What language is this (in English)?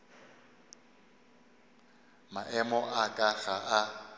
Northern Sotho